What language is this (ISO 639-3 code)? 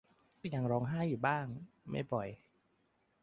tha